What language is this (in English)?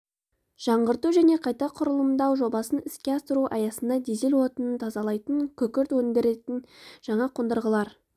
Kazakh